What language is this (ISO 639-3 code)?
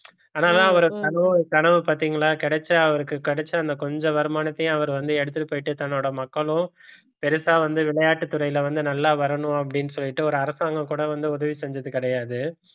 tam